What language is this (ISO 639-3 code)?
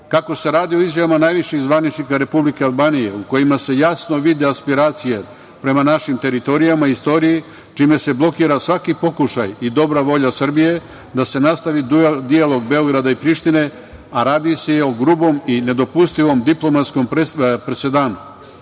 srp